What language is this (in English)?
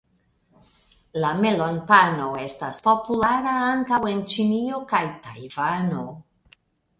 Esperanto